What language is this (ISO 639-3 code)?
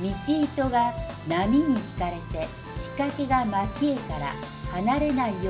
jpn